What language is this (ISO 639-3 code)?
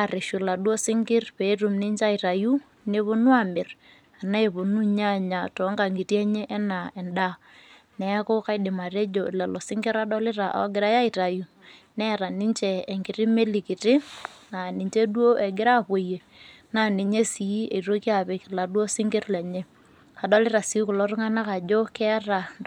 mas